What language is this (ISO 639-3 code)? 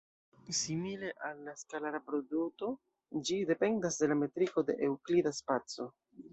epo